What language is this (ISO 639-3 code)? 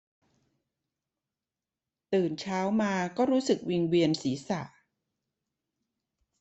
tha